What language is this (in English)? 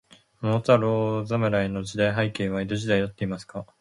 Japanese